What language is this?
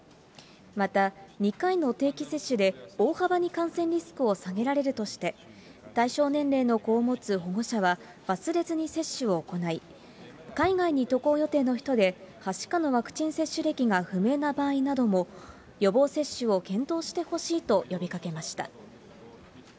Japanese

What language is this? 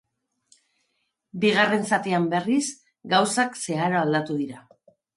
Basque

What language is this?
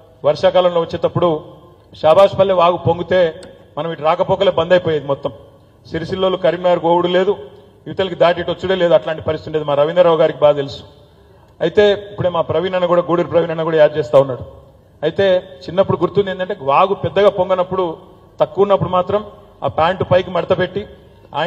Telugu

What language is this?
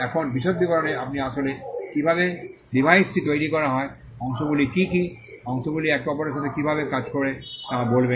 Bangla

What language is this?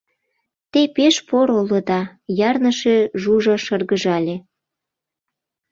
Mari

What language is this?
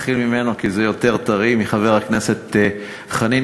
Hebrew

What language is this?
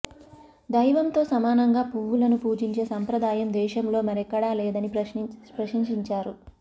Telugu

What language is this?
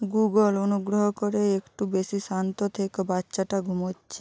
Bangla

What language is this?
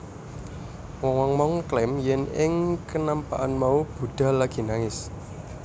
Javanese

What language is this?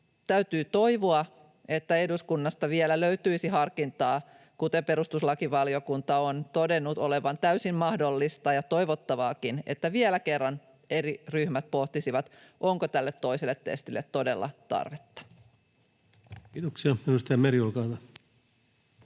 Finnish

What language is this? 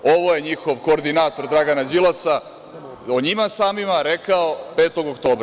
Serbian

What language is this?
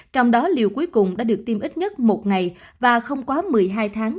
Vietnamese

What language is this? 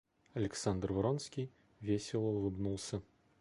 Russian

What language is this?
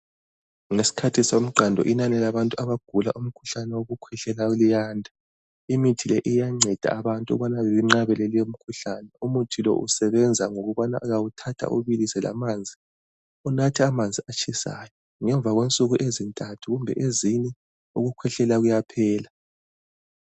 North Ndebele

